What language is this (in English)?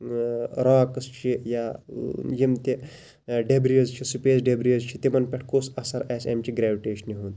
Kashmiri